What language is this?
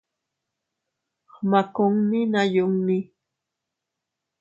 Teutila Cuicatec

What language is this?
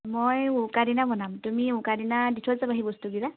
Assamese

